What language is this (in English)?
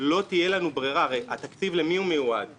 Hebrew